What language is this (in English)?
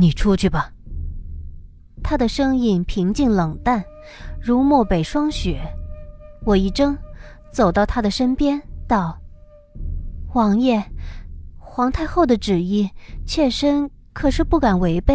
Chinese